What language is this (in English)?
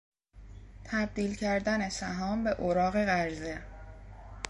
Persian